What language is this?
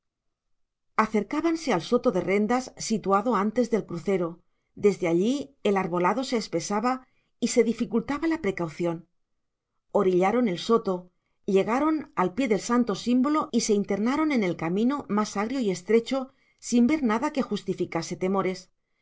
Spanish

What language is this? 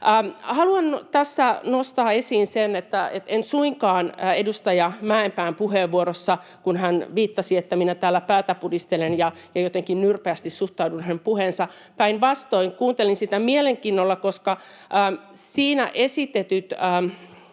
Finnish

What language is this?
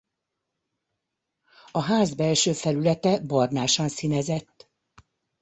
Hungarian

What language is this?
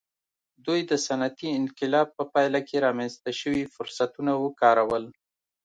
Pashto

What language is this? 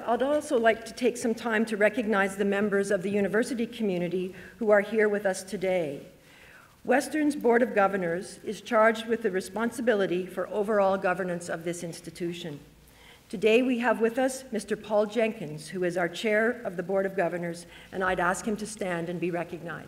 English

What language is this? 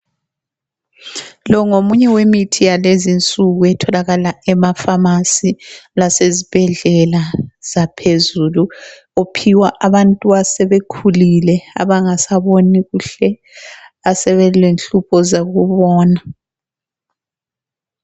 North Ndebele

